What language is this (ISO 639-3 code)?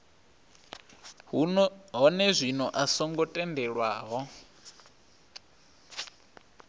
ven